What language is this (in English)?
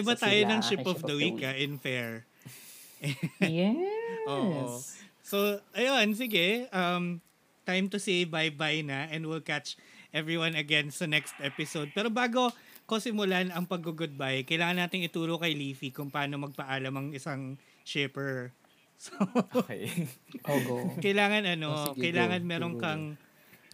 Filipino